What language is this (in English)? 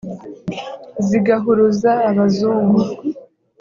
Kinyarwanda